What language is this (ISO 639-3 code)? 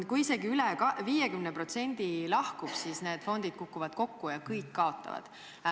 est